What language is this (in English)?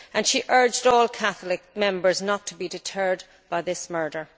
English